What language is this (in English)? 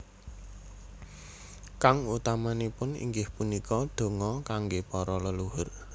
Javanese